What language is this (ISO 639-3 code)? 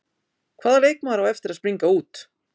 isl